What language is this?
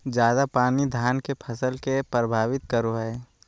Magahi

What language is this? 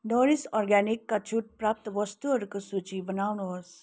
Nepali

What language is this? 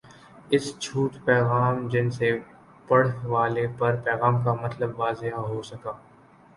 Urdu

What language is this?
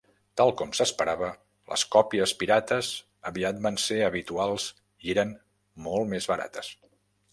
Catalan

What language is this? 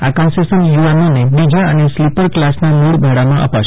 Gujarati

